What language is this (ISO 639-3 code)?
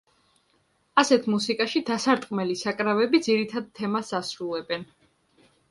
kat